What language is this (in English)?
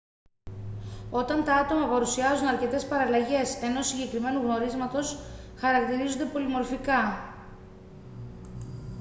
Greek